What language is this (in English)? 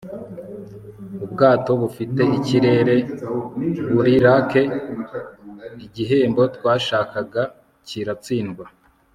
Kinyarwanda